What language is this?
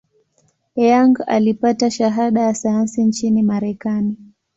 Swahili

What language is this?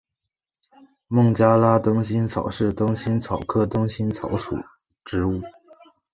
Chinese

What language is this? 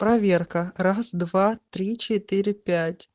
Russian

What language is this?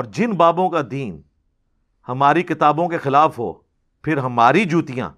Urdu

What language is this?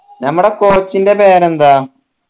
Malayalam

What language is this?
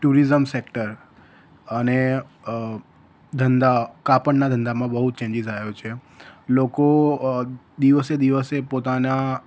Gujarati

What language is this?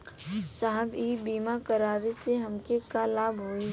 Bhojpuri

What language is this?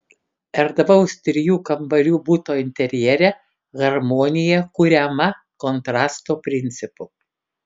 Lithuanian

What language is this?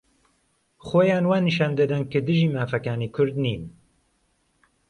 Central Kurdish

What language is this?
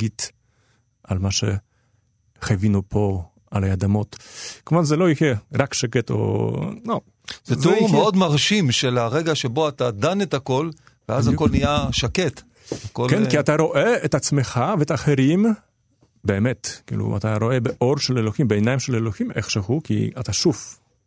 Hebrew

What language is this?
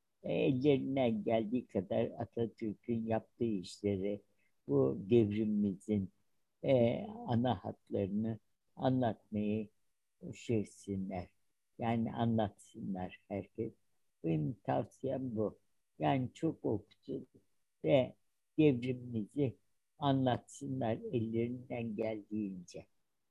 Turkish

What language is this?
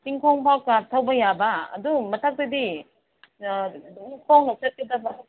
Manipuri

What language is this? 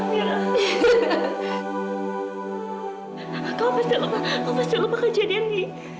Indonesian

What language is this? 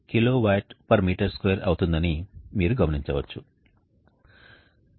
Telugu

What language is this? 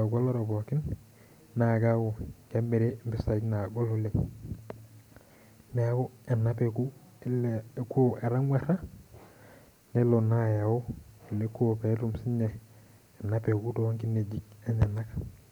Masai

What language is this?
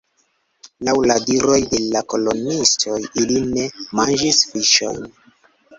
Esperanto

